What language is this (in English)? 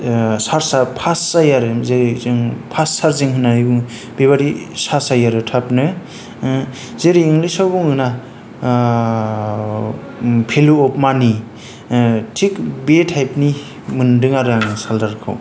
Bodo